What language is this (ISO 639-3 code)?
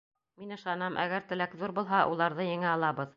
bak